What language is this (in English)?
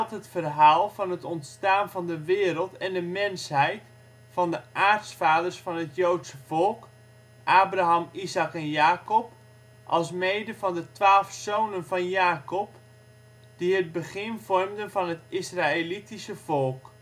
Dutch